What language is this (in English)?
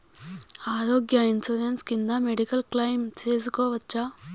Telugu